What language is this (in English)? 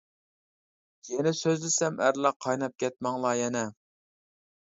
Uyghur